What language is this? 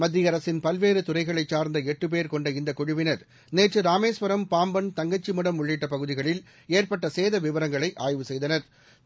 Tamil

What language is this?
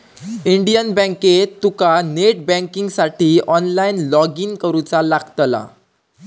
Marathi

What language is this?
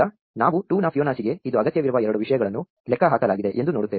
Kannada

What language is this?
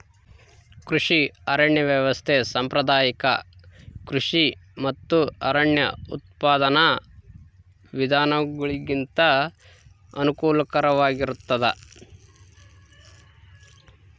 Kannada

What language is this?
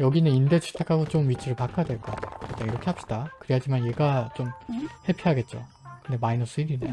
Korean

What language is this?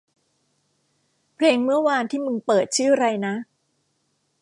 Thai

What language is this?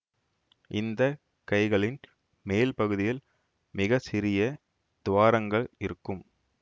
Tamil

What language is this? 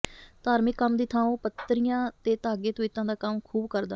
Punjabi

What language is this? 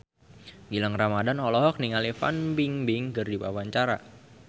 Sundanese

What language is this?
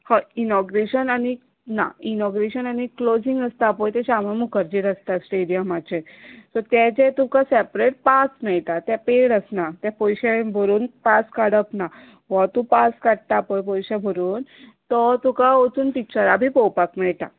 Konkani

